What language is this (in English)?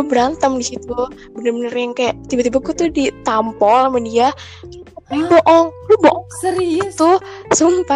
Indonesian